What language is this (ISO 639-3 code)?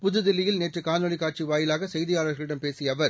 tam